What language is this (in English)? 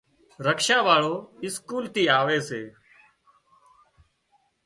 Wadiyara Koli